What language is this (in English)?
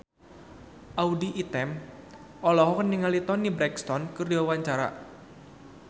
Sundanese